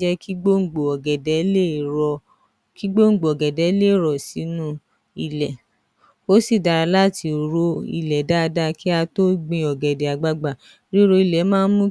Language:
Yoruba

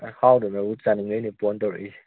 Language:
Manipuri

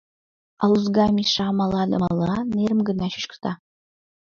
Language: Mari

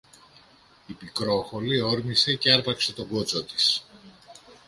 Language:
Greek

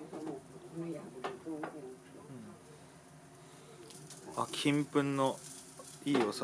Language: Japanese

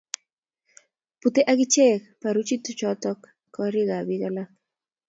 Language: Kalenjin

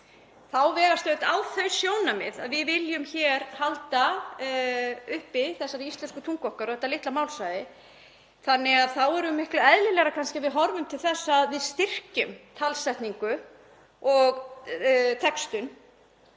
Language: Icelandic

